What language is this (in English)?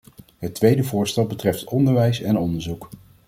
Dutch